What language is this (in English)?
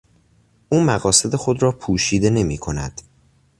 Persian